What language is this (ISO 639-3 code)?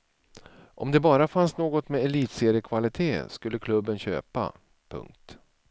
swe